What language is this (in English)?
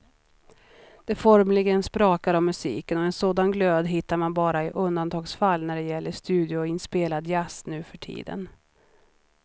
Swedish